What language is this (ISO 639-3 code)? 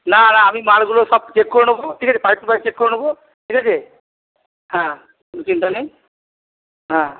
ben